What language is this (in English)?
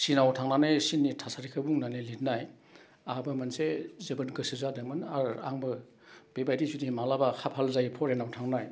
Bodo